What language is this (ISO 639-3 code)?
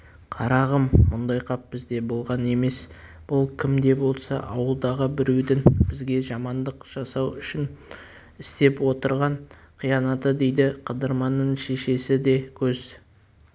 kaz